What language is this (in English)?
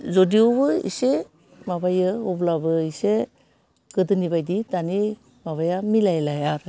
Bodo